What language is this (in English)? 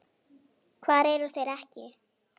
Icelandic